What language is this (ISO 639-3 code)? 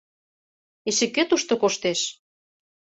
chm